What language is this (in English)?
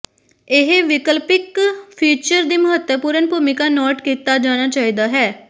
Punjabi